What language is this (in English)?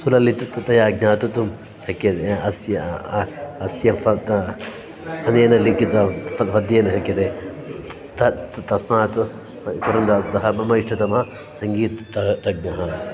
Sanskrit